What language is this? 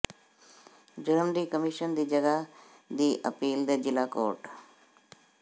Punjabi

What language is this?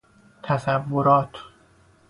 Persian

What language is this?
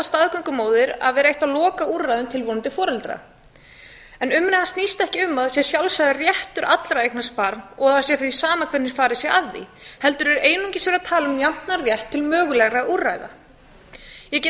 Icelandic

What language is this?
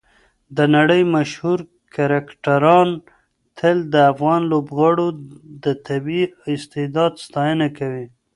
Pashto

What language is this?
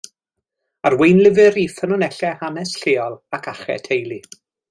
Welsh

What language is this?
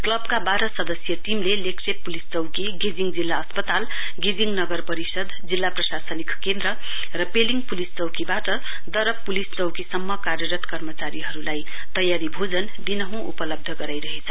Nepali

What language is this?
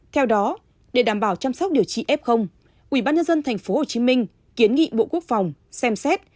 Vietnamese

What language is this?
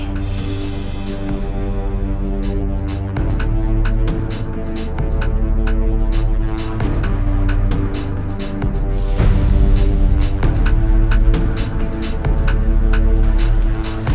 Indonesian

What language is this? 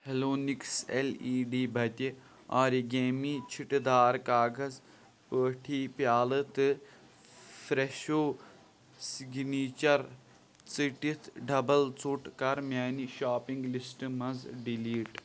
Kashmiri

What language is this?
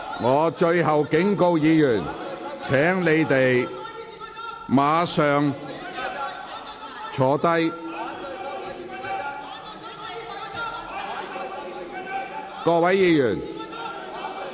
Cantonese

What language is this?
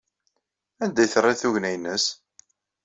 Kabyle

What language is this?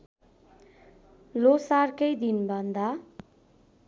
Nepali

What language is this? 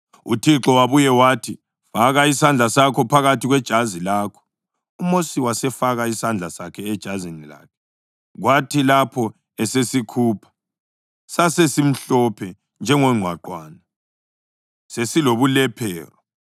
North Ndebele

